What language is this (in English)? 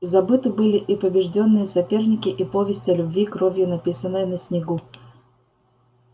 Russian